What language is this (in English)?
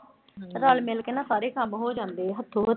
Punjabi